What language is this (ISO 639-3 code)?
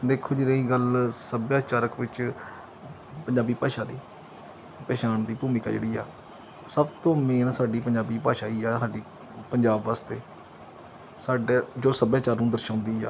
pan